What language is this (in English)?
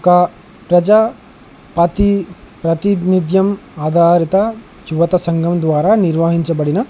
Telugu